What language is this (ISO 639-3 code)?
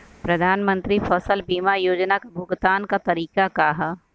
bho